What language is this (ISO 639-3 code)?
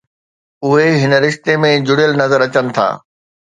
snd